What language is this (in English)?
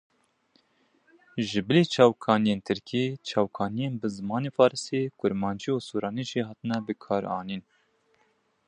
Kurdish